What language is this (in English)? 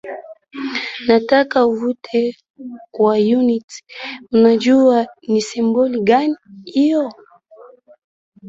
Swahili